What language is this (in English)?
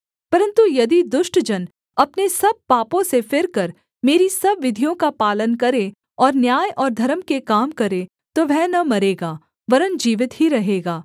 Hindi